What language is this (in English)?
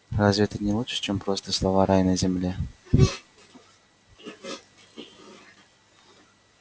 Russian